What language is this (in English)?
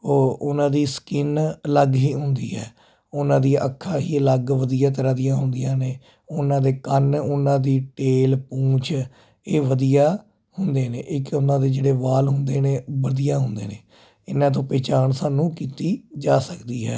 Punjabi